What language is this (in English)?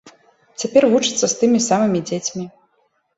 Belarusian